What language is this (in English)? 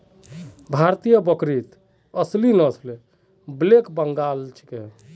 Magahi